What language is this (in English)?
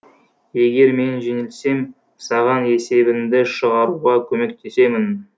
Kazakh